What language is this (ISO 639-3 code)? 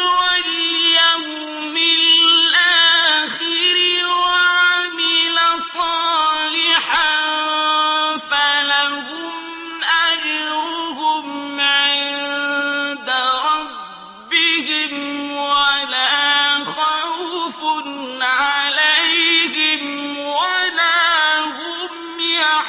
ara